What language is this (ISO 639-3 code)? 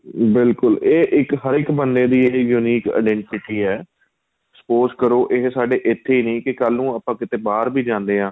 pan